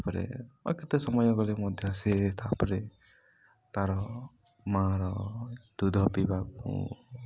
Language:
Odia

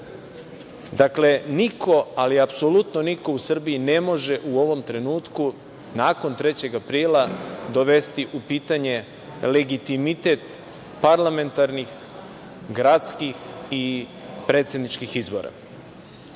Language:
Serbian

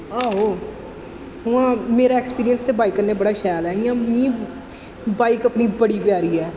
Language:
Dogri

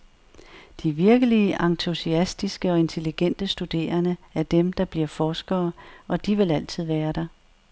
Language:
Danish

